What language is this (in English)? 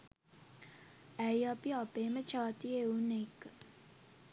Sinhala